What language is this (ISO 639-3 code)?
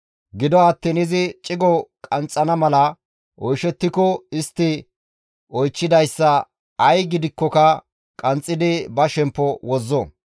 gmv